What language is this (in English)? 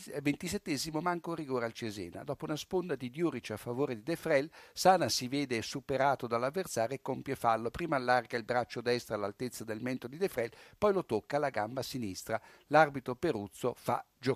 Italian